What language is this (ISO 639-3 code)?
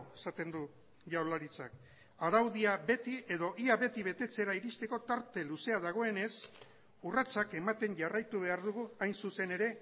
eus